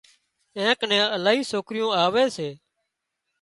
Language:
Wadiyara Koli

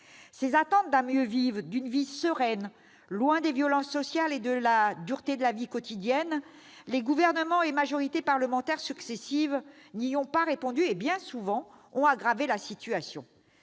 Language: French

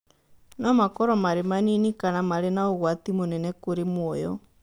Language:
Kikuyu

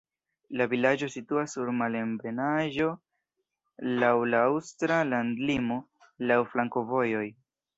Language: Esperanto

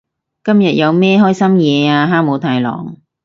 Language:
Cantonese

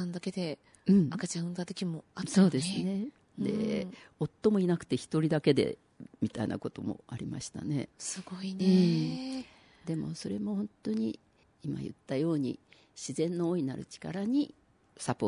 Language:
Japanese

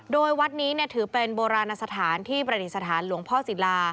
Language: Thai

